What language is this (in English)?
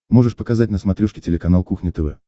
Russian